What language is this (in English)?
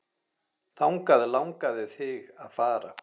Icelandic